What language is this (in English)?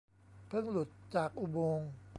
Thai